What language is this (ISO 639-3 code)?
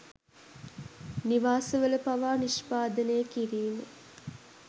sin